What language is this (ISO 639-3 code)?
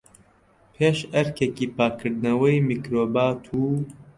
ckb